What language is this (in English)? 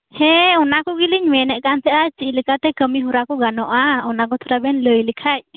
Santali